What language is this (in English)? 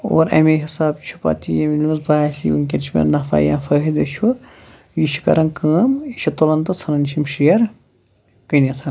Kashmiri